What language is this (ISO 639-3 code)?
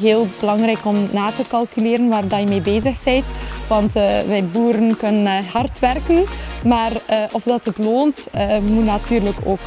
nld